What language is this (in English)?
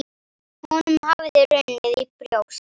Icelandic